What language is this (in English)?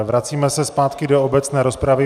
Czech